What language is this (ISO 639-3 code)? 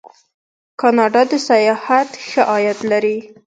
pus